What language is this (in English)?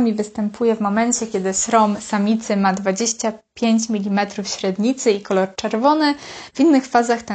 Polish